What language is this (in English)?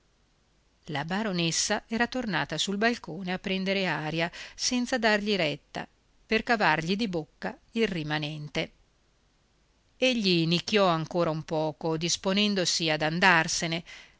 Italian